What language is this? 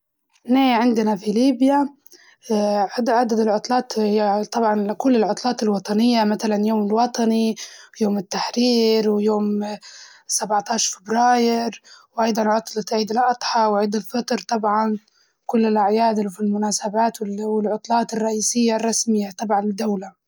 Libyan Arabic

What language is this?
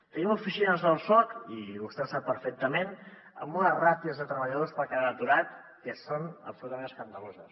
Catalan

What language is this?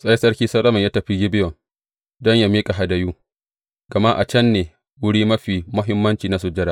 Hausa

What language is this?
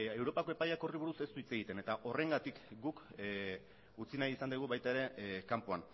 Basque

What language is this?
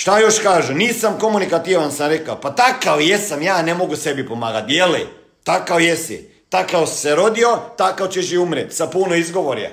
Croatian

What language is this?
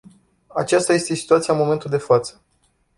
Romanian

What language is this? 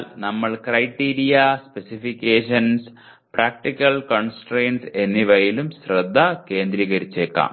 Malayalam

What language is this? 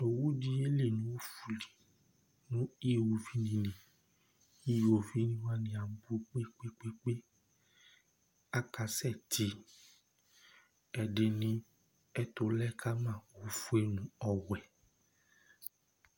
Ikposo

